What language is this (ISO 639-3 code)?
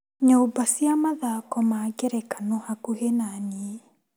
kik